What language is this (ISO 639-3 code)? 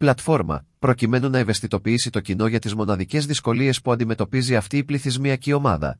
ell